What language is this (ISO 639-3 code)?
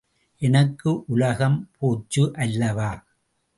tam